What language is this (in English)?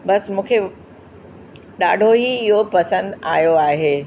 Sindhi